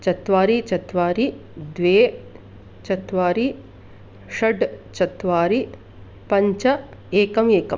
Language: Sanskrit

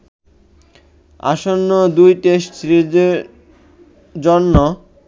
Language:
Bangla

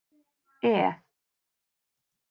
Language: Icelandic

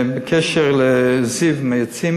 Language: Hebrew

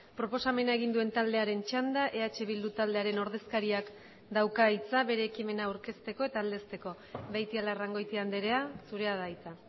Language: Basque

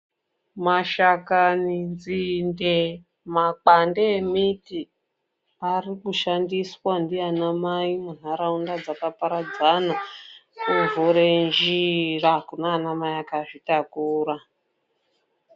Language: Ndau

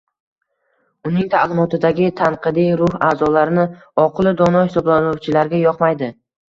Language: Uzbek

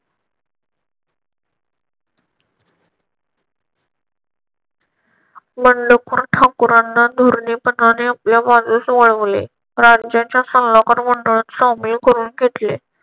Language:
Marathi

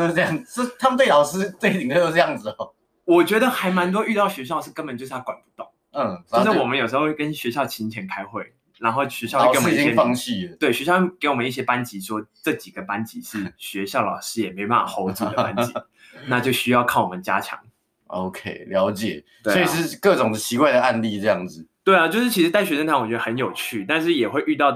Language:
Chinese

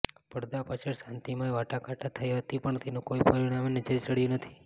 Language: Gujarati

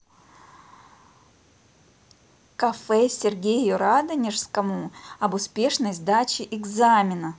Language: Russian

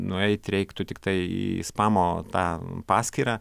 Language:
Lithuanian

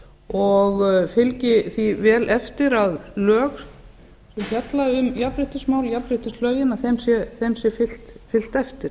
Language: Icelandic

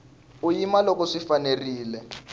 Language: Tsonga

